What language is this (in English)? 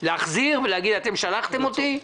Hebrew